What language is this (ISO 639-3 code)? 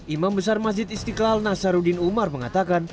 ind